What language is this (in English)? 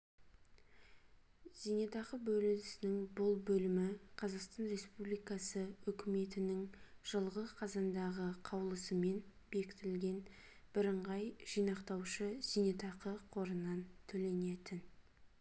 Kazakh